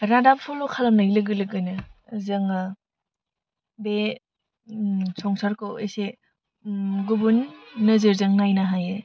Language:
Bodo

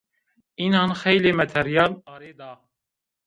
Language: Zaza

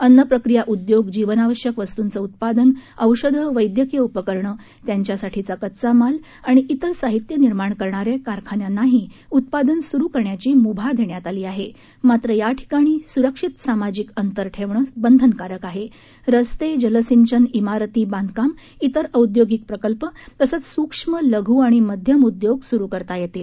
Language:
Marathi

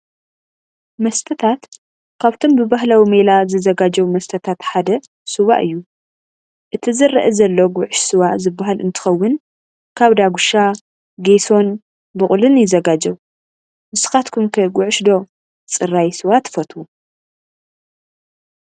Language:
Tigrinya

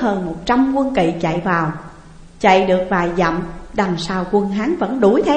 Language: Vietnamese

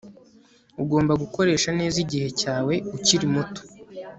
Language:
Kinyarwanda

